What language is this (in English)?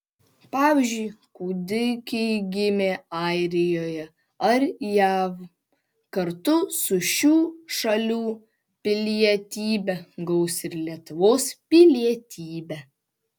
Lithuanian